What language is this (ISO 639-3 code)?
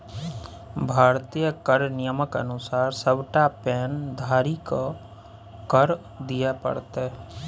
mai